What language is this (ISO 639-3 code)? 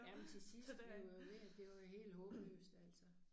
dan